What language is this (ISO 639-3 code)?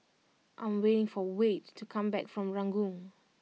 eng